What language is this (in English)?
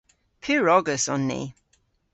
Cornish